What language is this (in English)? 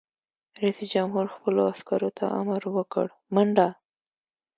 Pashto